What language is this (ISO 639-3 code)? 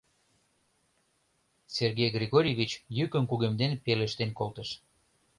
chm